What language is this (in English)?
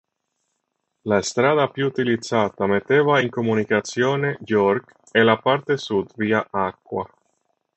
Italian